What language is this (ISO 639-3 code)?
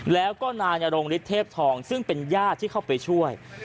tha